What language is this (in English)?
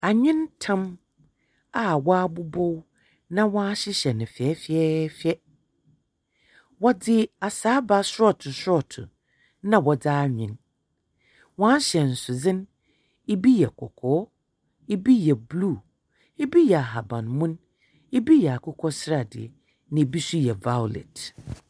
Akan